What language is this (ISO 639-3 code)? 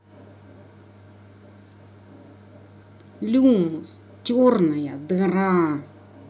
rus